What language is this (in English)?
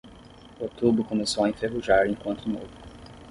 Portuguese